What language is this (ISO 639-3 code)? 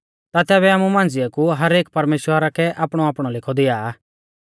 bfz